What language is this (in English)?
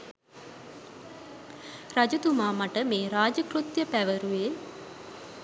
Sinhala